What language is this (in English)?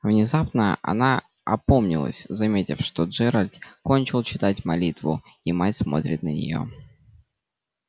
Russian